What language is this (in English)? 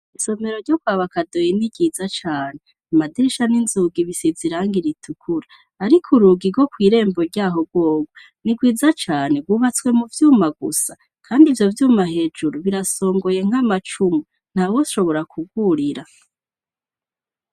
Rundi